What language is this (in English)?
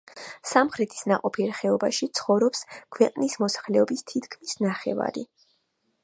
Georgian